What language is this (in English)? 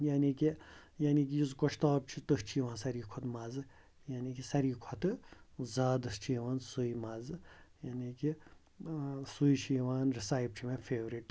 Kashmiri